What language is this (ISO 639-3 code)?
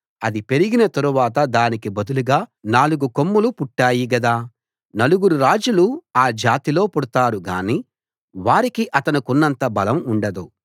tel